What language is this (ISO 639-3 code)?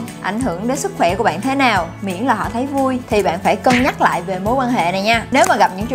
vie